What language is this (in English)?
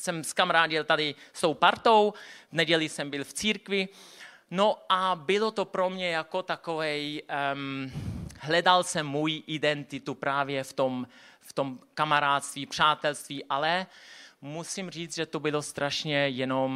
Czech